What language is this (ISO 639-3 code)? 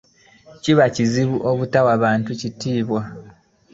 lug